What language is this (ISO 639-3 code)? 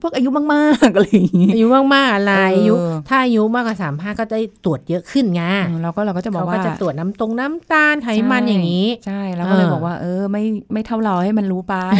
tha